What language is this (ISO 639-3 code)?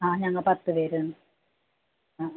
mal